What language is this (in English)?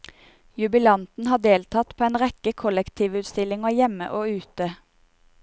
Norwegian